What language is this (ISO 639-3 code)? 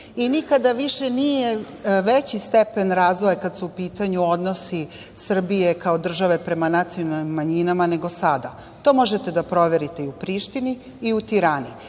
srp